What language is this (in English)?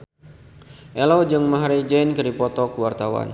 Sundanese